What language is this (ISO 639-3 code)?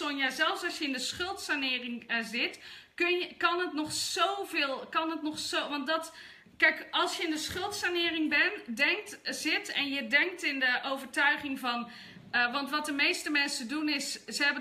nld